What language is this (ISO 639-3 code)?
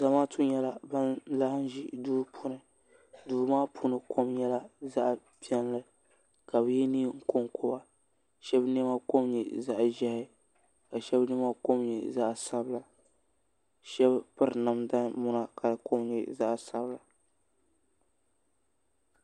dag